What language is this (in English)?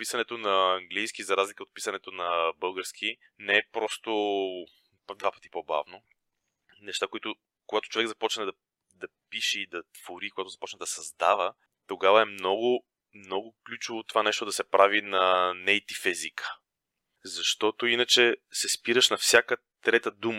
Bulgarian